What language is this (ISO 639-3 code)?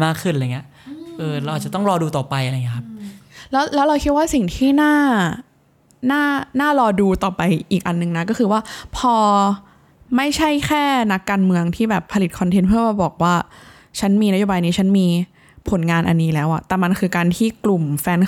tha